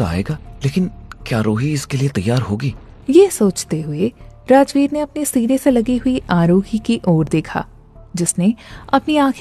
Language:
Hindi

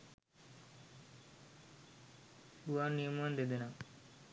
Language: Sinhala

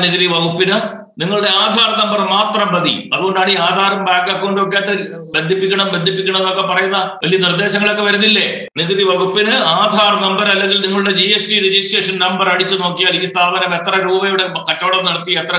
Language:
Malayalam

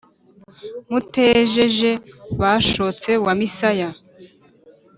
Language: Kinyarwanda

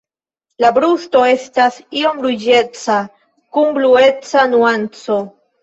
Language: Esperanto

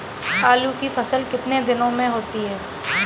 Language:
Hindi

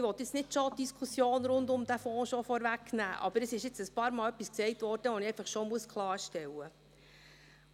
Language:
Swiss German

